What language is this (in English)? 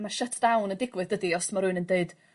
Welsh